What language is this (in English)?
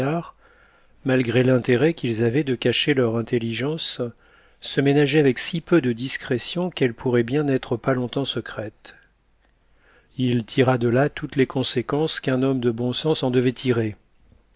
French